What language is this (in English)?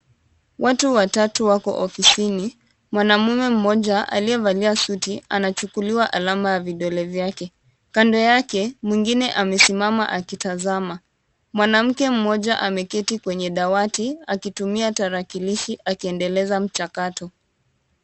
Swahili